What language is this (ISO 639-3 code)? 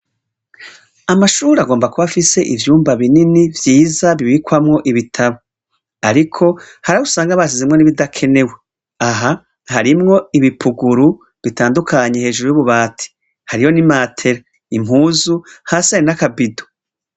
run